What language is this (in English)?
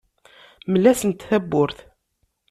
Kabyle